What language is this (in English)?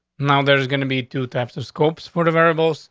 English